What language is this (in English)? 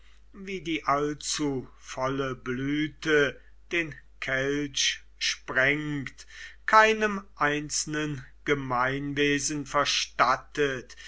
German